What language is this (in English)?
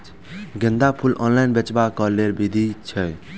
Maithili